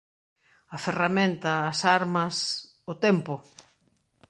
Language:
Galician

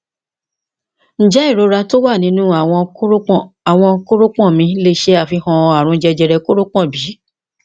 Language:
Yoruba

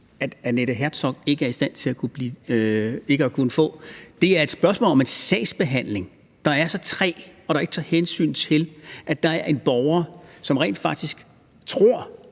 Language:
Danish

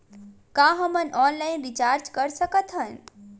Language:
Chhattisgarhi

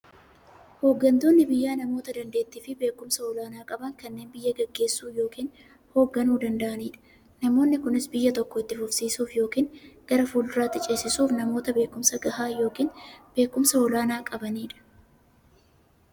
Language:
Oromo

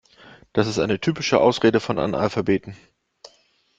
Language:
German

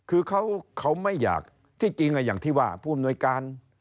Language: Thai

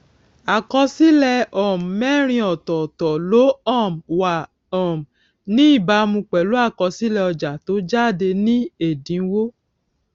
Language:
Yoruba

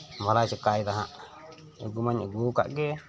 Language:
Santali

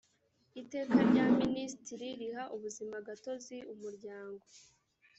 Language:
Kinyarwanda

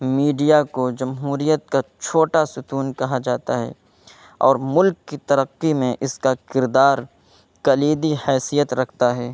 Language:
Urdu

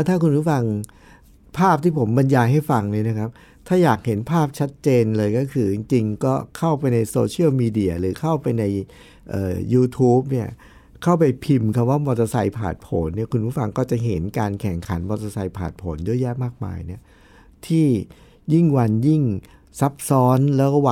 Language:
Thai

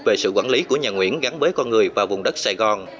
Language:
Vietnamese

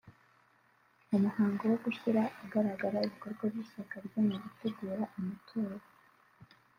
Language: Kinyarwanda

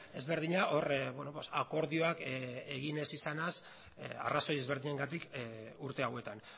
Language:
Basque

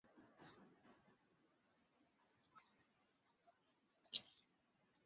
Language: Swahili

